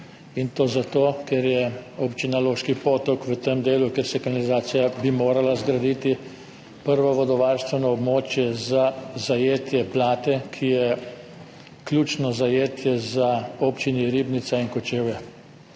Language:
Slovenian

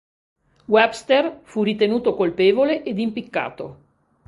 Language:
Italian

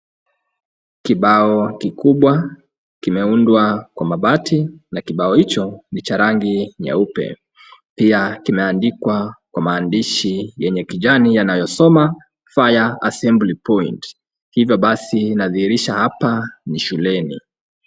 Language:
Swahili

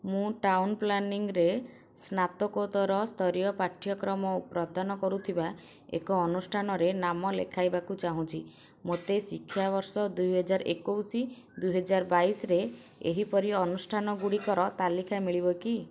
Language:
Odia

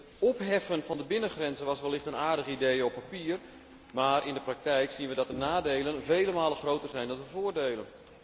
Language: Dutch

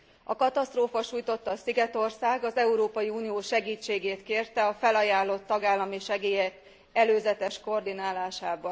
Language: Hungarian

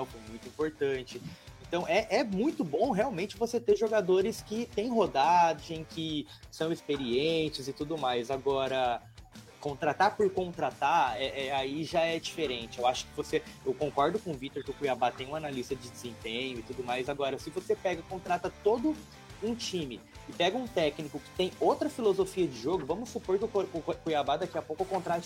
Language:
Portuguese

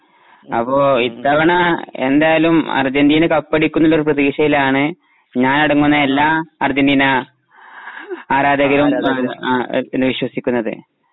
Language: Malayalam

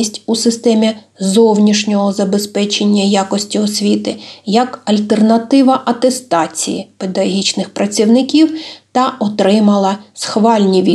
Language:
Ukrainian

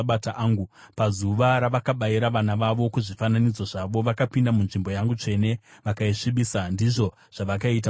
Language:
Shona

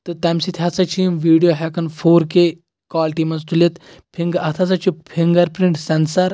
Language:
Kashmiri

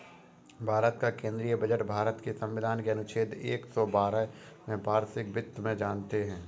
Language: Hindi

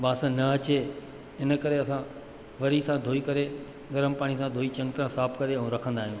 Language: Sindhi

